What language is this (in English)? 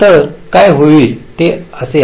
Marathi